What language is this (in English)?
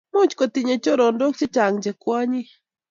Kalenjin